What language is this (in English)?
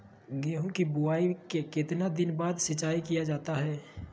Magahi